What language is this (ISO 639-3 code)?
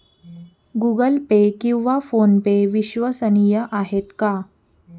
mar